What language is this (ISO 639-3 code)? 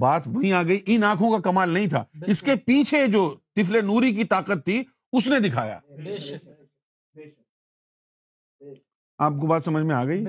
urd